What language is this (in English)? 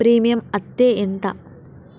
Telugu